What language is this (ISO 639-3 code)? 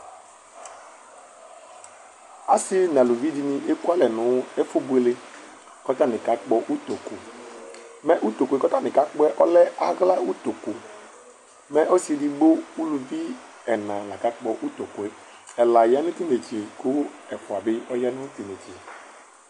kpo